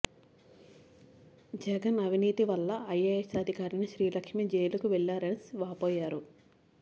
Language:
Telugu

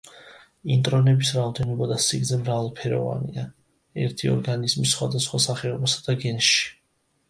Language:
Georgian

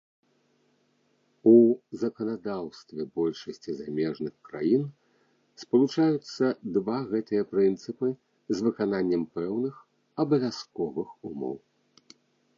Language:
Belarusian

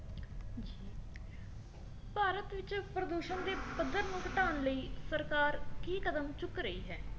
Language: Punjabi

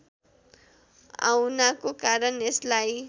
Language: Nepali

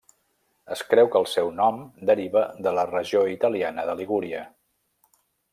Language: Catalan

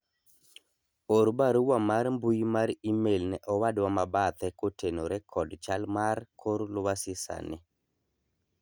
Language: Luo (Kenya and Tanzania)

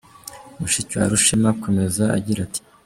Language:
Kinyarwanda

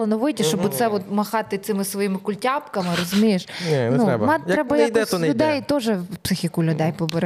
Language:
Ukrainian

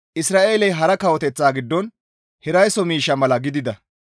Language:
Gamo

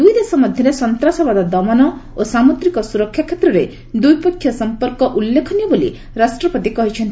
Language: Odia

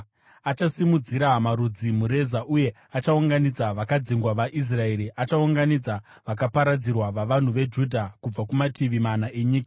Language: Shona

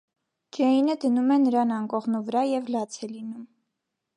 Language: Armenian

